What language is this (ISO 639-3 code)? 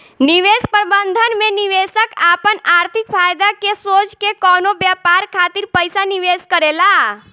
bho